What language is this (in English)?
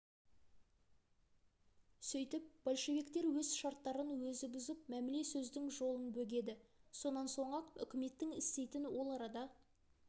Kazakh